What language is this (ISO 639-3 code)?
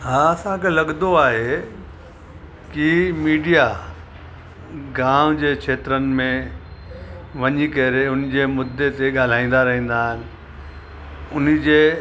snd